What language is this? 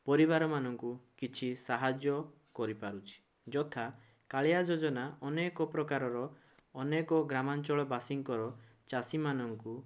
Odia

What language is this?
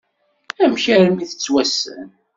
Kabyle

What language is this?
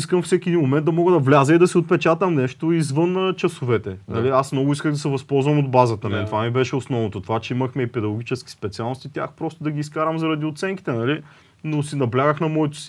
Bulgarian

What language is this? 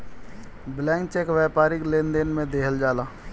Bhojpuri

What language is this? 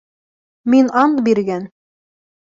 Bashkir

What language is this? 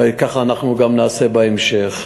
Hebrew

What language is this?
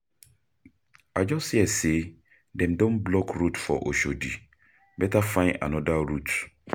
Nigerian Pidgin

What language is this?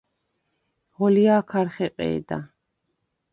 Svan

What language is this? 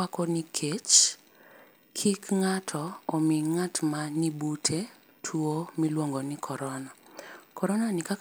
Luo (Kenya and Tanzania)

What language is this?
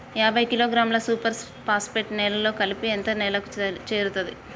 Telugu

